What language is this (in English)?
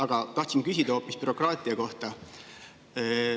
Estonian